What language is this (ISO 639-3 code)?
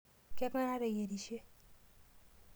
mas